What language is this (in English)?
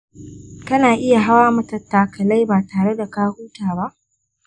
Hausa